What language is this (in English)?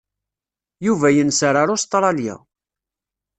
Kabyle